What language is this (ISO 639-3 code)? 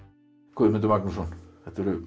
isl